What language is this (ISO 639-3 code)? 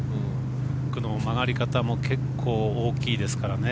jpn